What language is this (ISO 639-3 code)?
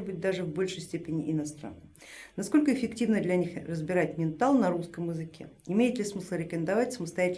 rus